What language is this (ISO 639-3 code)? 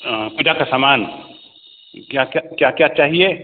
hin